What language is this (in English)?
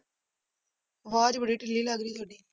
Punjabi